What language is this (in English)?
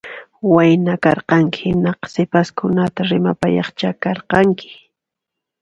Puno Quechua